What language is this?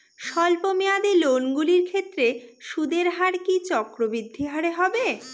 Bangla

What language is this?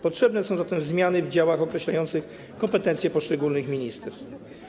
Polish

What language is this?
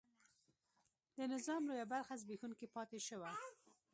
Pashto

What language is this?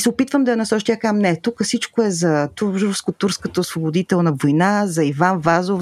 Bulgarian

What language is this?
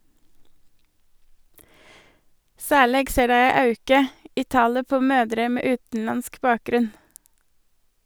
Norwegian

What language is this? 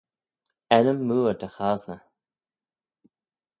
Manx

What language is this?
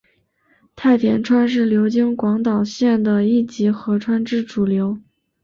Chinese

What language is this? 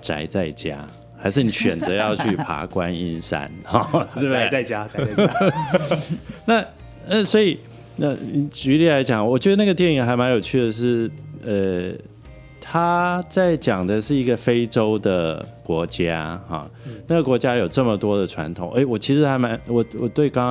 Chinese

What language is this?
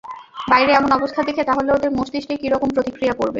Bangla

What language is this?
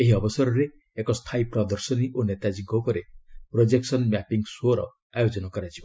Odia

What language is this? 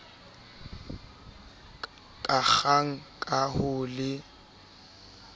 Southern Sotho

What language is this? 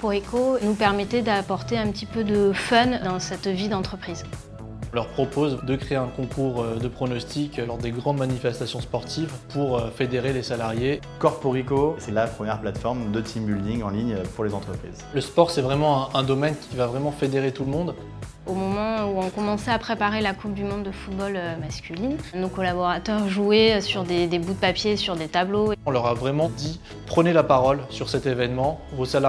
French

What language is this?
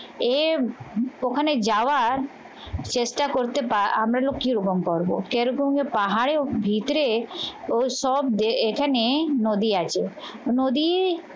Bangla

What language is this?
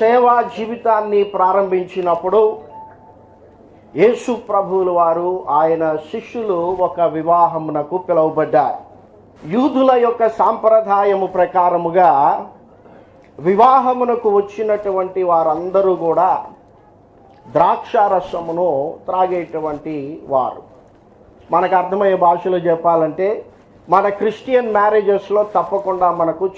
English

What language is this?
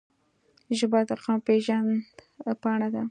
Pashto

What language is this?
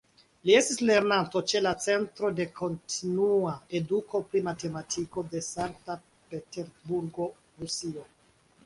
Esperanto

